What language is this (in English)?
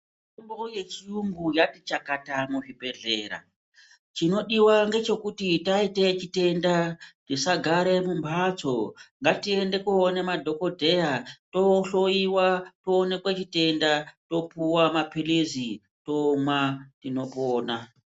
Ndau